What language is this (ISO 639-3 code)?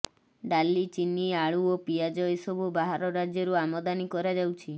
ori